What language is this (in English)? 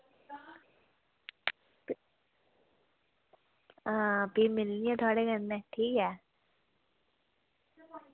Dogri